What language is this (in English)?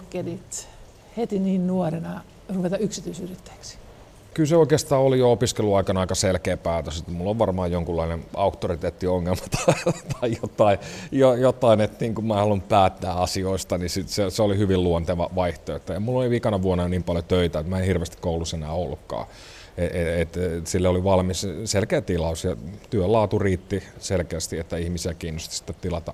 Finnish